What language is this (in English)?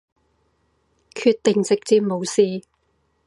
Cantonese